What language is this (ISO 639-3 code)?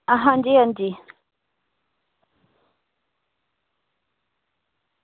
doi